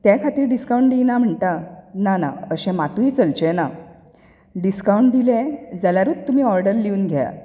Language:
Konkani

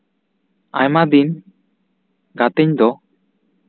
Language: Santali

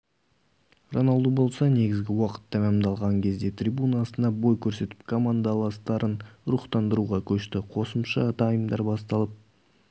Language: Kazakh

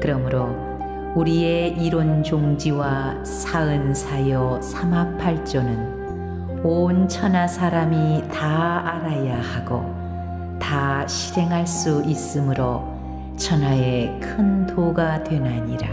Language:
Korean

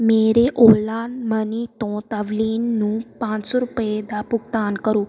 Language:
Punjabi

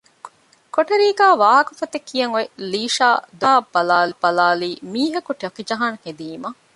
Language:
Divehi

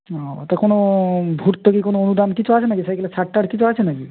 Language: Bangla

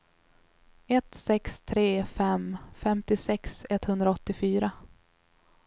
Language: Swedish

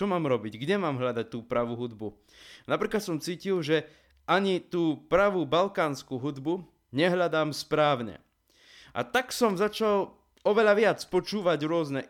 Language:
Slovak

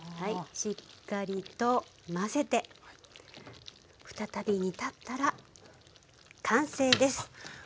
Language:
Japanese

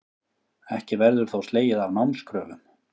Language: Icelandic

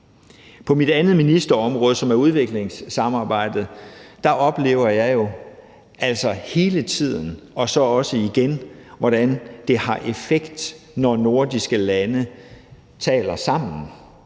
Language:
Danish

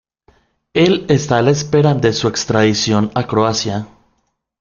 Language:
Spanish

